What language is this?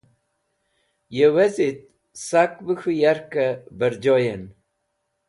Wakhi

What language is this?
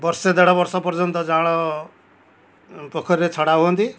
Odia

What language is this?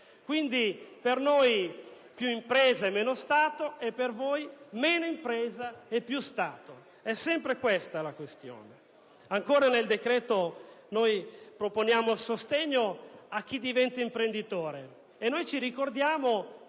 Italian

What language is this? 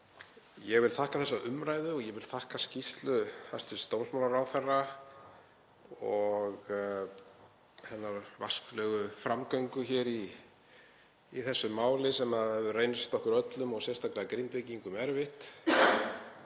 Icelandic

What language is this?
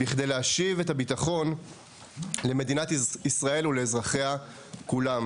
Hebrew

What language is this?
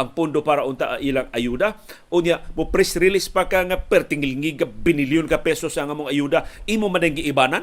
Filipino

